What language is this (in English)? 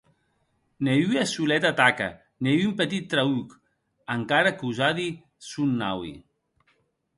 Occitan